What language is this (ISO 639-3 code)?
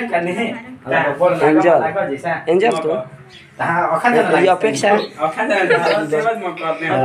ind